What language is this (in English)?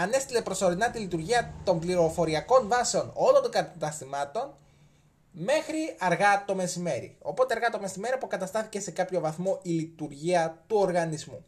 Greek